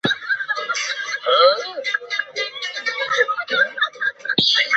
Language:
Chinese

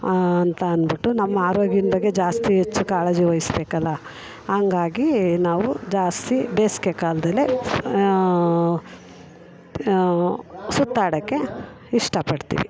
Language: Kannada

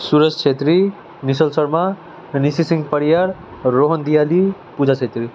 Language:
Nepali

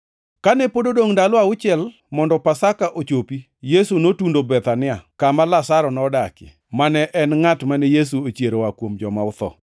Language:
Luo (Kenya and Tanzania)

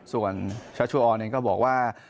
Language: Thai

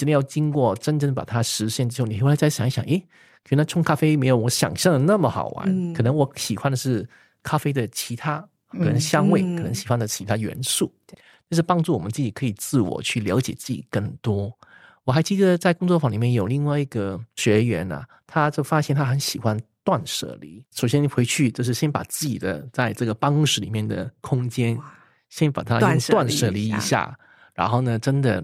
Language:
Chinese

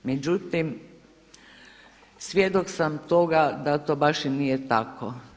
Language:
Croatian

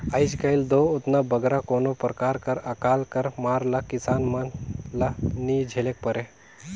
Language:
Chhattisgarhi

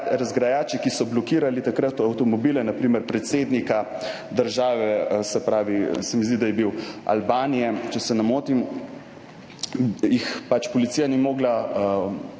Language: Slovenian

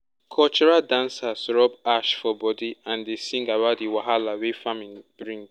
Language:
Nigerian Pidgin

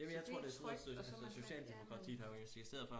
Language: Danish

